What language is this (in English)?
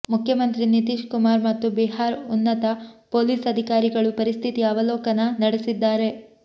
Kannada